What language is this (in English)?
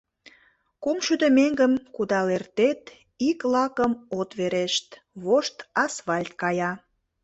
Mari